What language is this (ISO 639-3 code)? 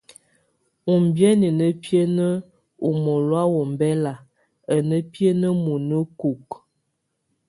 tvu